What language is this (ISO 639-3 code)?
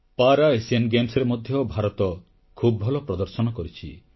ori